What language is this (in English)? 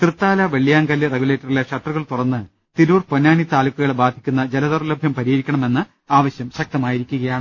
Malayalam